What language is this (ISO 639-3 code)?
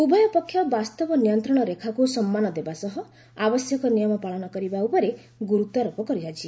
ori